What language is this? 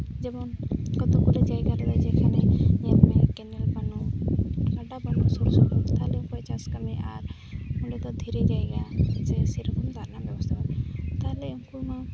Santali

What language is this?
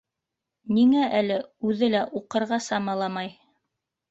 Bashkir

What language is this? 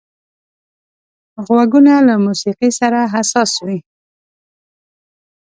Pashto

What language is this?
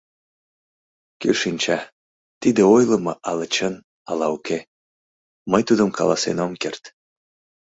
Mari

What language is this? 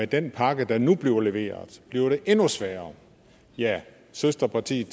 Danish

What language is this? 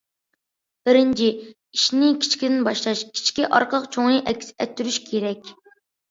Uyghur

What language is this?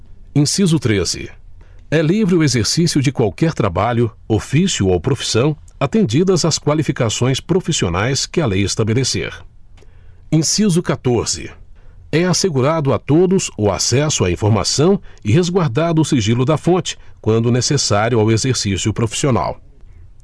Portuguese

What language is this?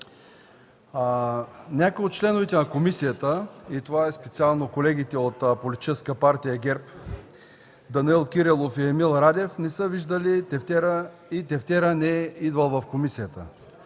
Bulgarian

